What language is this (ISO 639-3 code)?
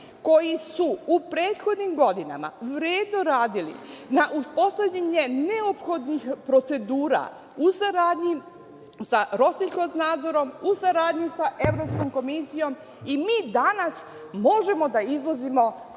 srp